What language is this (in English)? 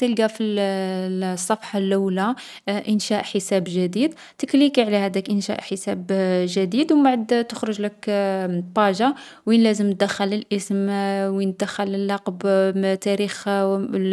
Algerian Arabic